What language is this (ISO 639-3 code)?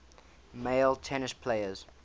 eng